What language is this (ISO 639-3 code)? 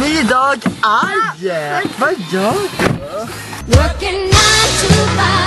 swe